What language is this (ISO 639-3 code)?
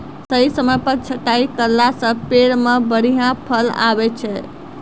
mai